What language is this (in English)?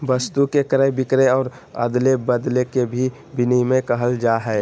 Magahi